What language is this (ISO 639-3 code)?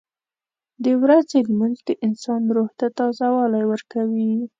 pus